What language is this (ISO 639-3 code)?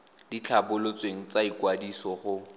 tsn